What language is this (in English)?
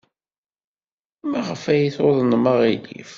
Kabyle